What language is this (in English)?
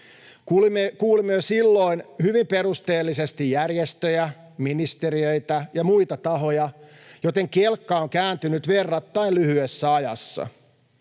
Finnish